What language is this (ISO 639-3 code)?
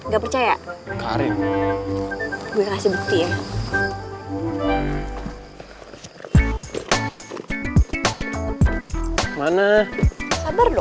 ind